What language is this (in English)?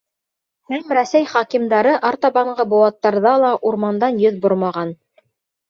Bashkir